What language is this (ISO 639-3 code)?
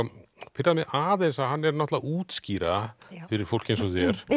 isl